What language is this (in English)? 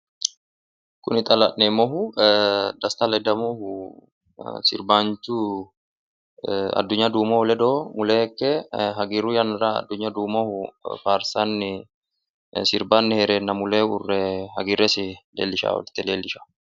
Sidamo